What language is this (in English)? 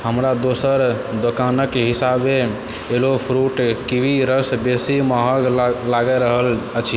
Maithili